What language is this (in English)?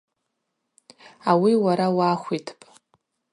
Abaza